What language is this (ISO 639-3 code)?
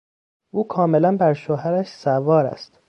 fas